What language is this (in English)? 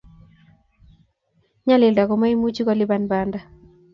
Kalenjin